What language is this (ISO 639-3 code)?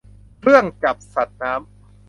tha